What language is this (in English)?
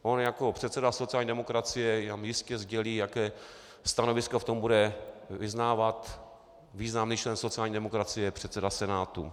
Czech